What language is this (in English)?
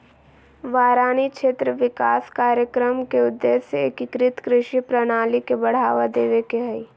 Magahi